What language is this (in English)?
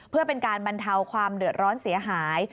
Thai